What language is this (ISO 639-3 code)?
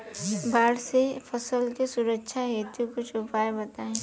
bho